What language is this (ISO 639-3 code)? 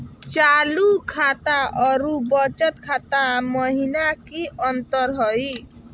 mag